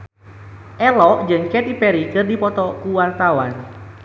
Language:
Sundanese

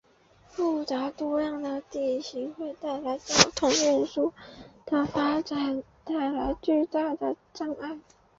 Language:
Chinese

